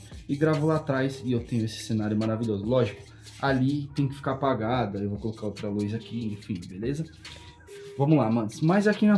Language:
Portuguese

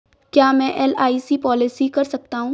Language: Hindi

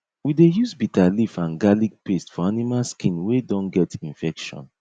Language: Nigerian Pidgin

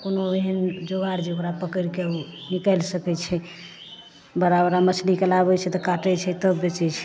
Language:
Maithili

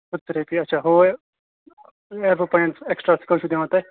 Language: Kashmiri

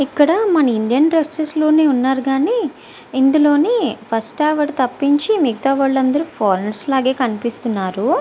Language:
Telugu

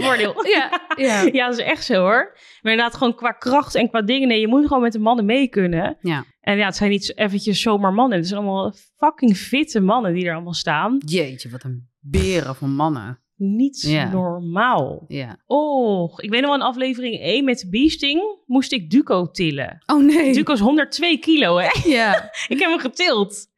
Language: Dutch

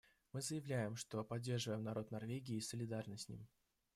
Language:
Russian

